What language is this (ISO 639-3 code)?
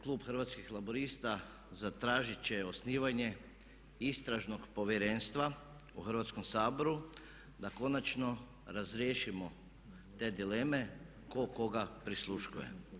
hrv